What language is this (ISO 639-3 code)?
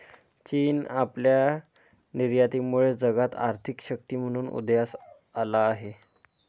mar